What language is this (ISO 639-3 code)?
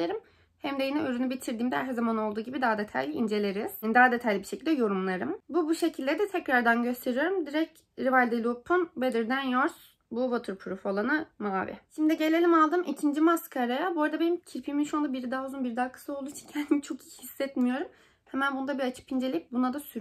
tur